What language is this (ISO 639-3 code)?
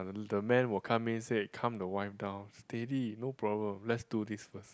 eng